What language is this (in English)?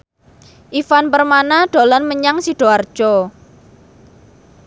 Javanese